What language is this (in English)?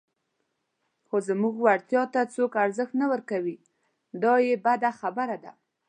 Pashto